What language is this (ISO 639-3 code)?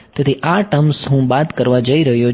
guj